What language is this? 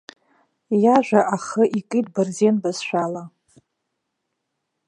Abkhazian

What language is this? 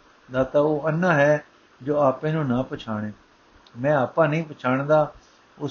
Punjabi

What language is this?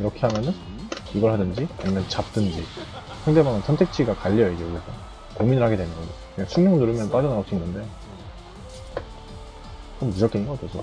Korean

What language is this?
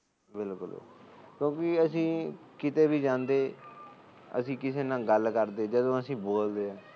Punjabi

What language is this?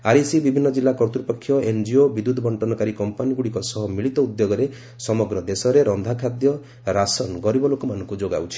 Odia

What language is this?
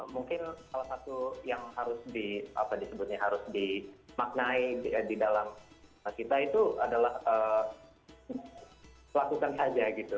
Indonesian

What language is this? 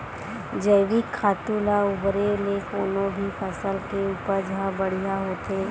Chhattisgarhi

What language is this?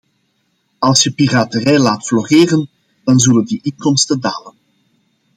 Dutch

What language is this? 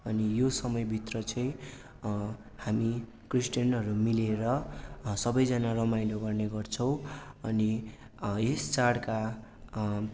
Nepali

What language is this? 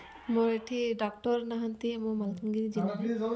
Odia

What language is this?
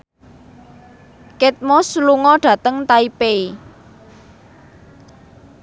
Javanese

